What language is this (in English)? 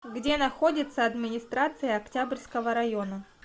Russian